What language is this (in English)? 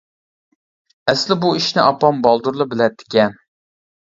Uyghur